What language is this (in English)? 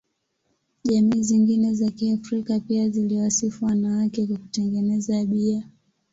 Swahili